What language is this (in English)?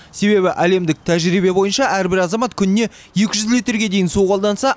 Kazakh